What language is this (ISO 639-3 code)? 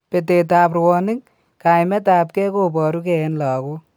kln